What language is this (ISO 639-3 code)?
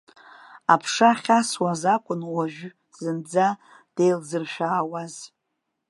abk